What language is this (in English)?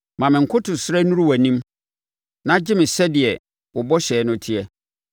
Akan